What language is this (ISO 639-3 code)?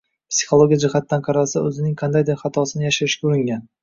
uzb